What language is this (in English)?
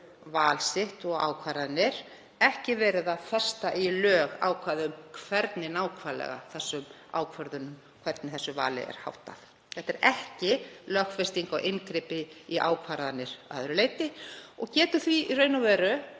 Icelandic